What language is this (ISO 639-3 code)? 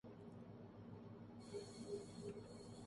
urd